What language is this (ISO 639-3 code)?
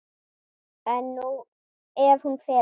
isl